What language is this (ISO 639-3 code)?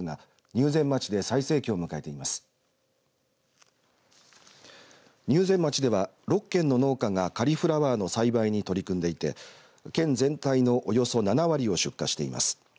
jpn